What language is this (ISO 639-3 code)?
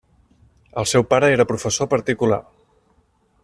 cat